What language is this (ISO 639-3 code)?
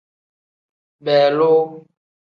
kdh